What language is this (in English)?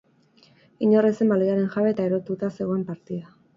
Basque